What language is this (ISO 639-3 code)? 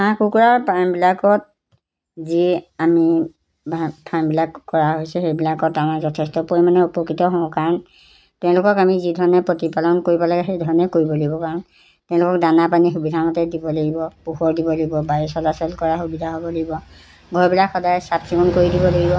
asm